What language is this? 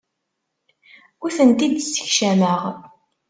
Kabyle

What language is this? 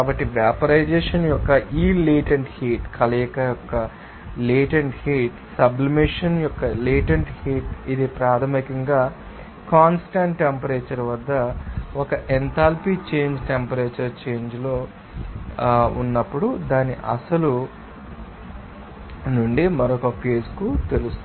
Telugu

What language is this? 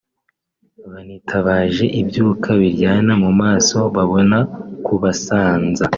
Kinyarwanda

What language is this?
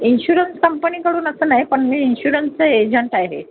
Marathi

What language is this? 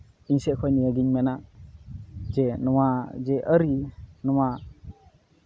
Santali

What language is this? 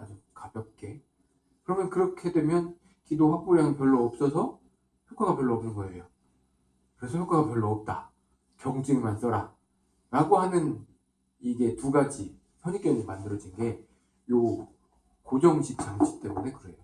Korean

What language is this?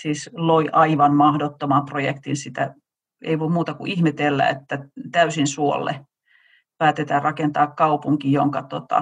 Finnish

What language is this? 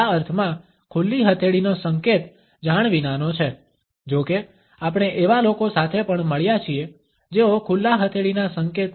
Gujarati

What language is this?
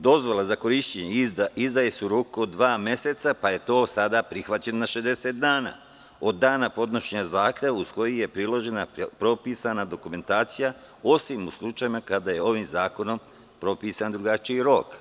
Serbian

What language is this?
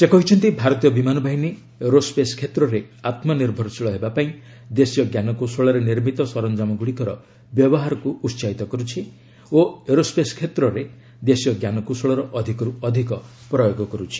Odia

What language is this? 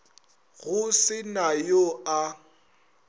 Northern Sotho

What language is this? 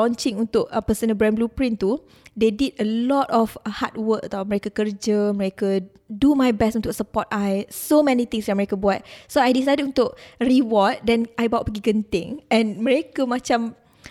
Malay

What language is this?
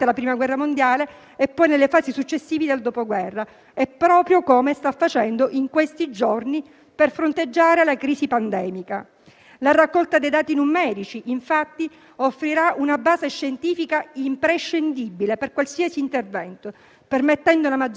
Italian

